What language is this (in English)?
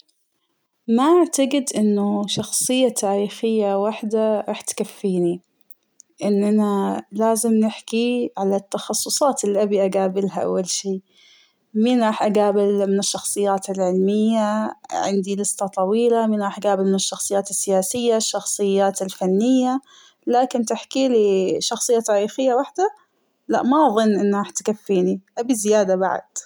Hijazi Arabic